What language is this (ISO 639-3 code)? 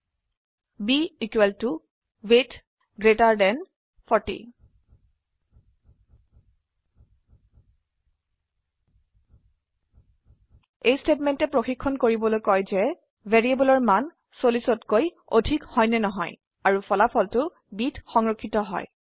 asm